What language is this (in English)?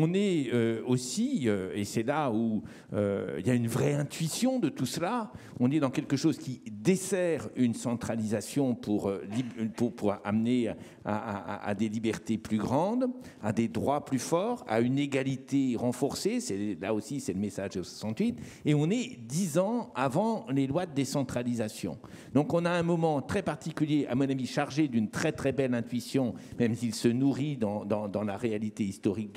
French